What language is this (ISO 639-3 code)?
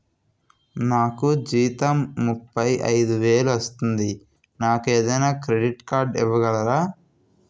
tel